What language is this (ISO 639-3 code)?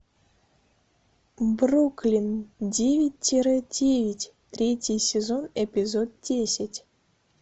rus